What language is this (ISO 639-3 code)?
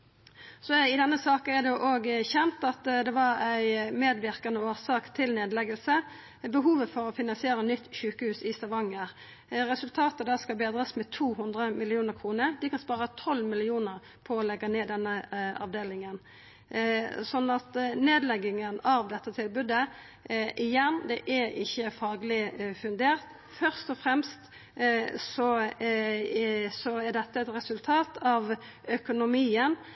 nno